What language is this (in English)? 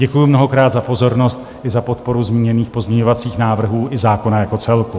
Czech